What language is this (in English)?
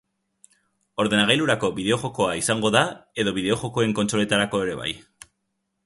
Basque